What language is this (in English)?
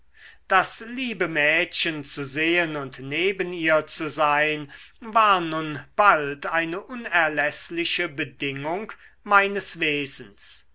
German